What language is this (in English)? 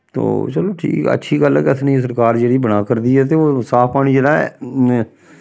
Dogri